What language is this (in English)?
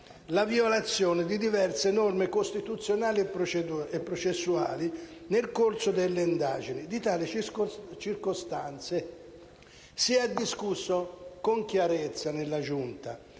Italian